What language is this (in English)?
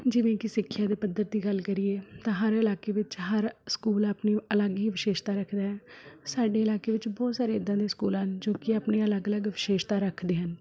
Punjabi